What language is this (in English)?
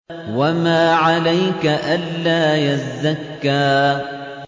Arabic